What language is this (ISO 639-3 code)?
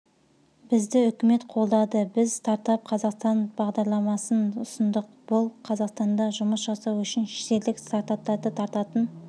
kaz